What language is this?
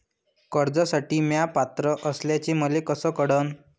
Marathi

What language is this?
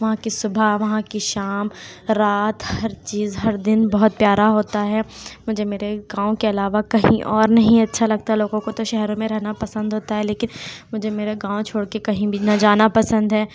Urdu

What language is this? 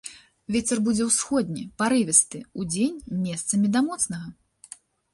Belarusian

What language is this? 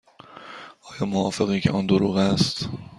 Persian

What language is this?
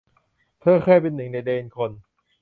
Thai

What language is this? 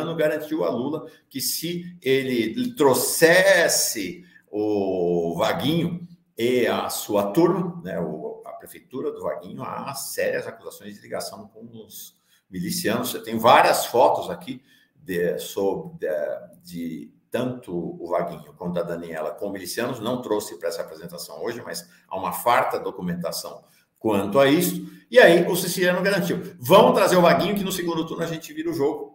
Portuguese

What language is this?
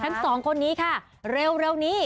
Thai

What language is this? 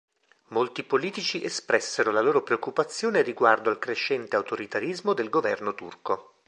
Italian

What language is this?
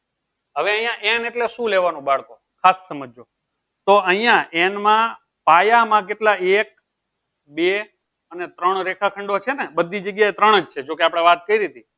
Gujarati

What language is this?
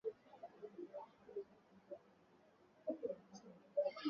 Swahili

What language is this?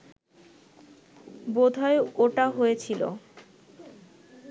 Bangla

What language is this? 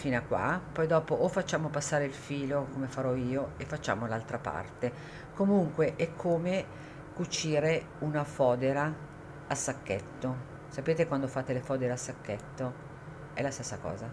Italian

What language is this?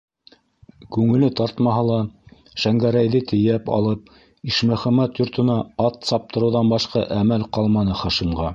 Bashkir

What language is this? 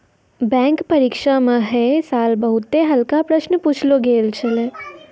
Maithili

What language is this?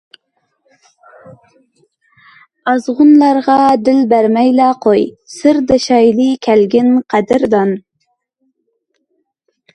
Uyghur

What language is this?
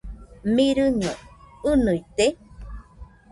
Nüpode Huitoto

